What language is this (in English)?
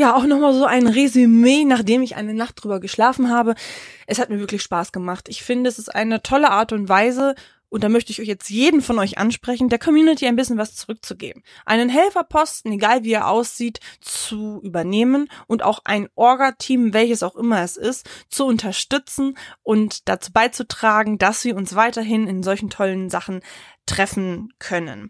German